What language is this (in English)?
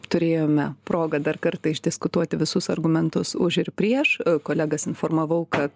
Lithuanian